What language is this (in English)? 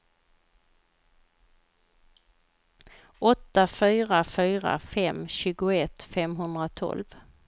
Swedish